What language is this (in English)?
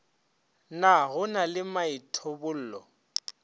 Northern Sotho